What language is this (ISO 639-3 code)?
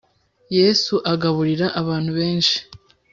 kin